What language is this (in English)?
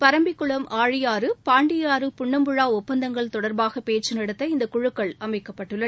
Tamil